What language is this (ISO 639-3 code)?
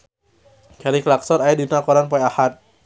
sun